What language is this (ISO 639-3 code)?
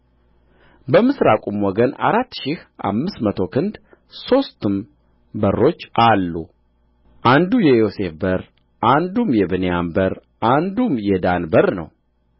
amh